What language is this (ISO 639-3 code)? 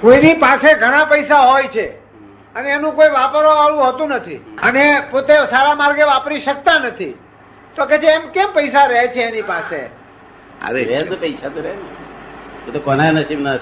guj